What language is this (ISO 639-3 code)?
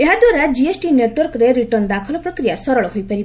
ori